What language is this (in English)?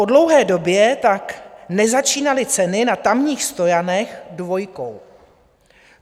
Czech